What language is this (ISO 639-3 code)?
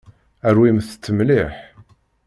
kab